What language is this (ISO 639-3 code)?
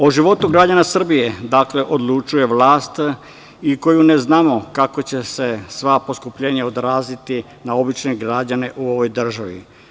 srp